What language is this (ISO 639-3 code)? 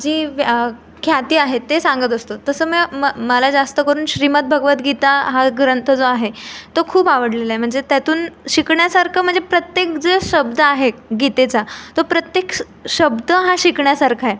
mar